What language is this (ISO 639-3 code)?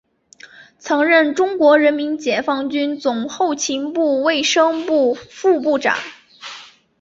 zho